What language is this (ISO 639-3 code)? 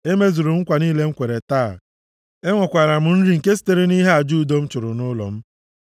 ibo